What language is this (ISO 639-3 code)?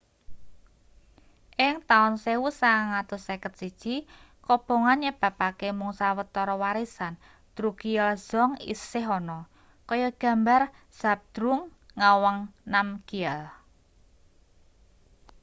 jav